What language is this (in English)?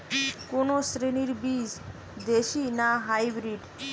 Bangla